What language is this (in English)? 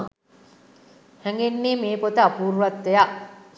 Sinhala